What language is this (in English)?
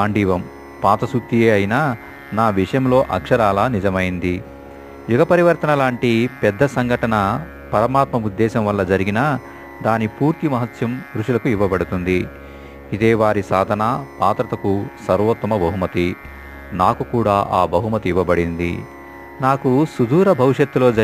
Telugu